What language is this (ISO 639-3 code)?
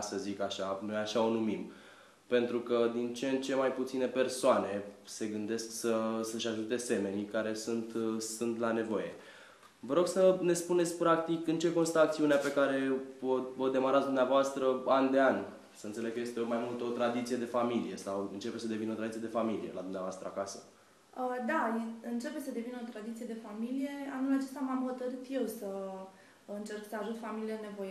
ron